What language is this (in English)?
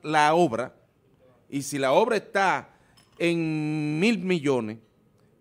Spanish